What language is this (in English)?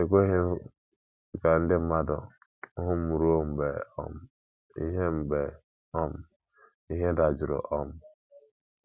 Igbo